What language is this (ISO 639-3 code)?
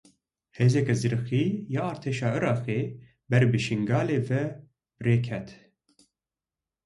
kur